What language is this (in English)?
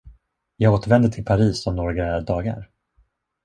Swedish